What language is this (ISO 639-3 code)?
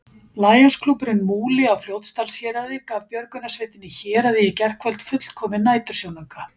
isl